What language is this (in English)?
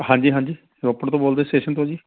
Punjabi